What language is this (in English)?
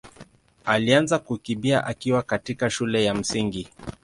Swahili